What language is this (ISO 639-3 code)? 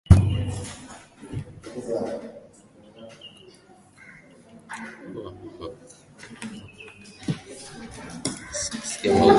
swa